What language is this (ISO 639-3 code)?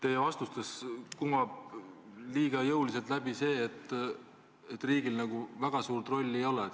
est